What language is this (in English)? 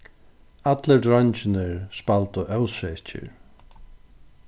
Faroese